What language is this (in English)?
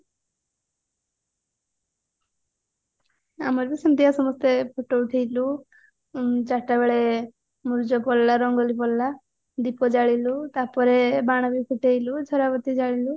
Odia